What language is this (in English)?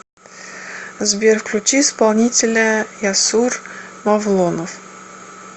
Russian